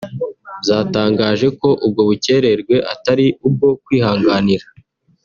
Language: Kinyarwanda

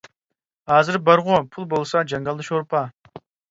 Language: Uyghur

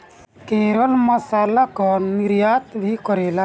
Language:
Bhojpuri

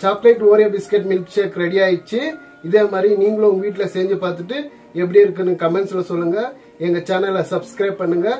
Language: Indonesian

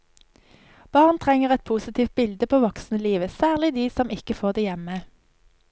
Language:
Norwegian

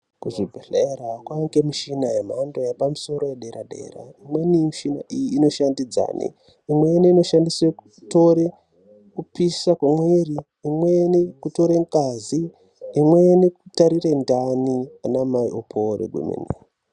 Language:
Ndau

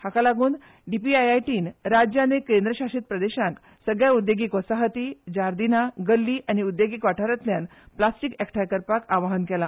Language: Konkani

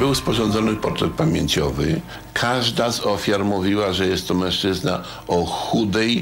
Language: Polish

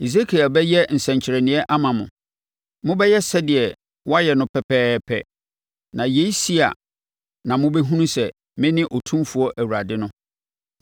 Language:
Akan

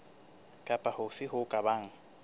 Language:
Southern Sotho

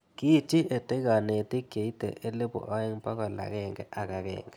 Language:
Kalenjin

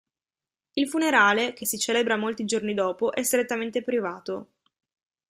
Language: Italian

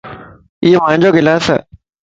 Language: Lasi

